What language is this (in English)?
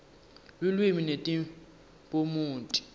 Swati